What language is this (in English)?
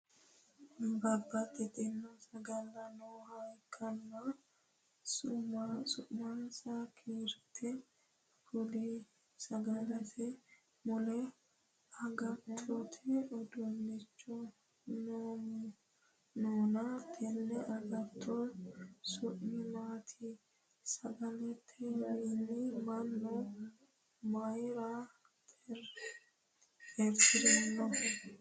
Sidamo